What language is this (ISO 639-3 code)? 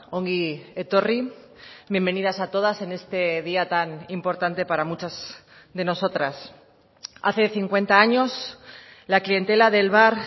spa